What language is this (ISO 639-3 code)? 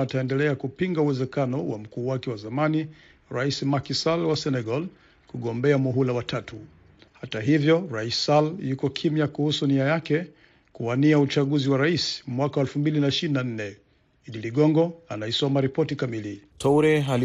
swa